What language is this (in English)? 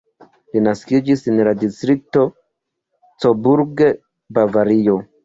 Esperanto